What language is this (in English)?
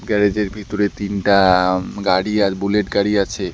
Bangla